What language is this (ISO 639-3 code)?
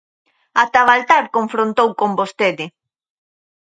glg